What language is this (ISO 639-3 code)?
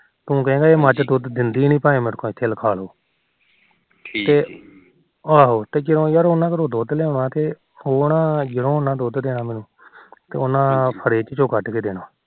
pan